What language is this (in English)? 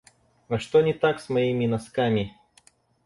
Russian